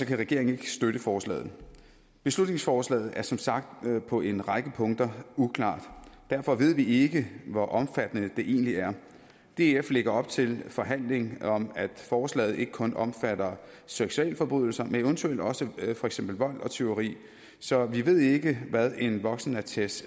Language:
Danish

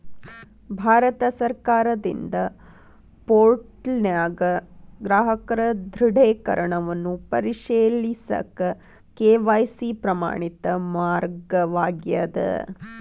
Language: Kannada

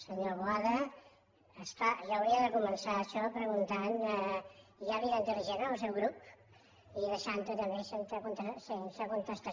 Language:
Catalan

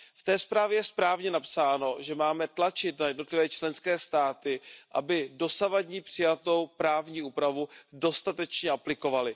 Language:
Czech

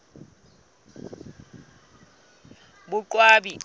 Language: Southern Sotho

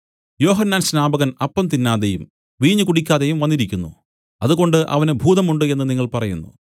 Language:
Malayalam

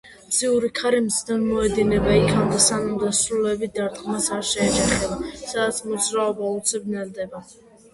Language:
Georgian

